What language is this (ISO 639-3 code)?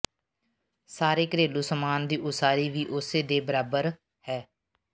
pan